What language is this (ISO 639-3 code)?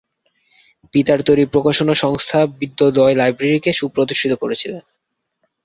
ben